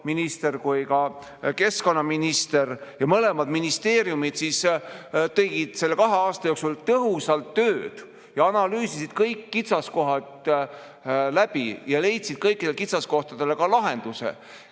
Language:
Estonian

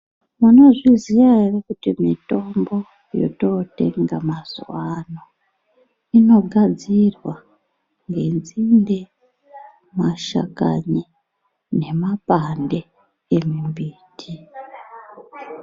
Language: Ndau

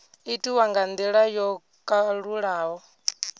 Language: Venda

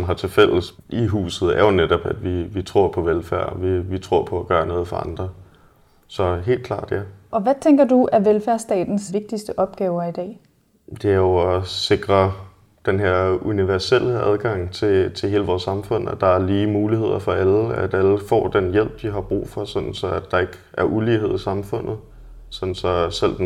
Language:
Danish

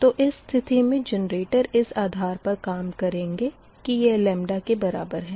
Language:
Hindi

